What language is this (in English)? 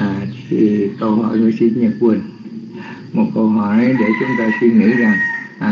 Vietnamese